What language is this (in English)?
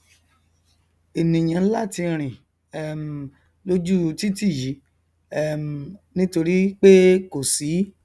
Yoruba